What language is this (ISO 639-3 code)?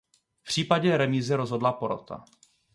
ces